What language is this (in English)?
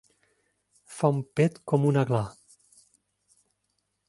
Catalan